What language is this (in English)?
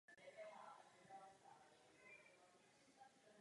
Czech